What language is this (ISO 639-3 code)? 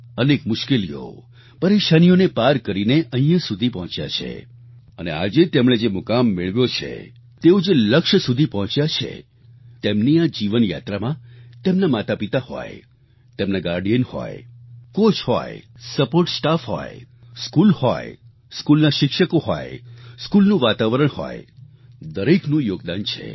guj